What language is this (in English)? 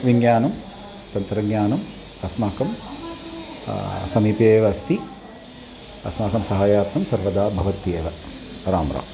Sanskrit